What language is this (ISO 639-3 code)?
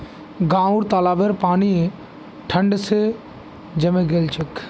mag